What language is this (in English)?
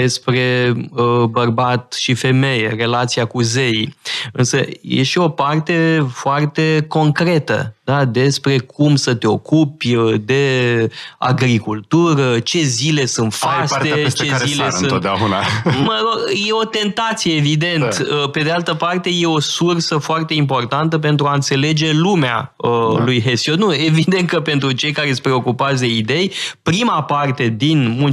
Romanian